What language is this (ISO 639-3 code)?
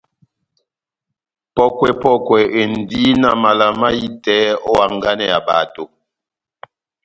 bnm